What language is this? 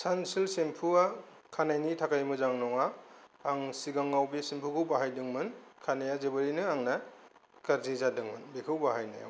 Bodo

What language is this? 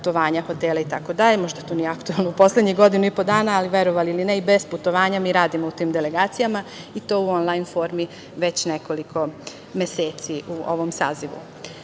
Serbian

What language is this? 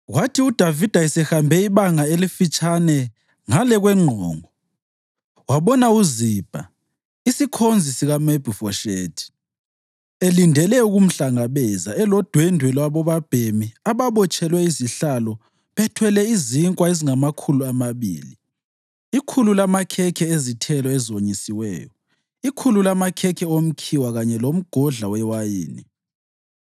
North Ndebele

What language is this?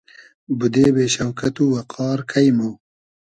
Hazaragi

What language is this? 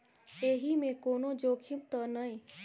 Maithili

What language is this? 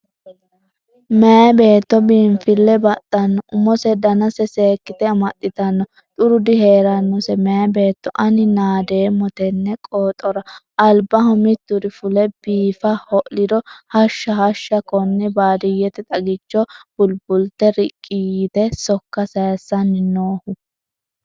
Sidamo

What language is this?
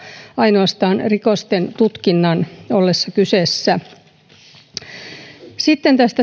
Finnish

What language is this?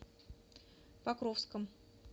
Russian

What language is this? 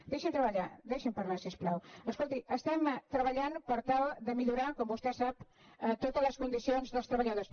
Catalan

